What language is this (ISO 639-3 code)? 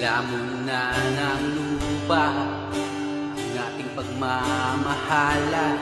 ind